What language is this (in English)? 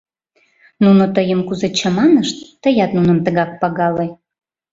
Mari